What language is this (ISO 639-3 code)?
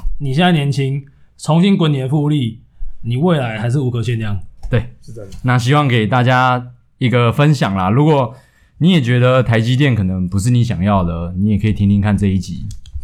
zho